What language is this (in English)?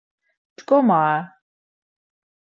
Laz